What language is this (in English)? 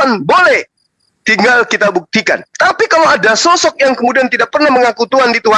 Indonesian